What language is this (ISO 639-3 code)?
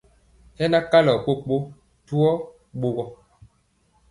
mcx